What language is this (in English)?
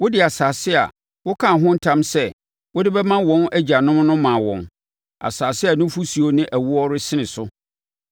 Akan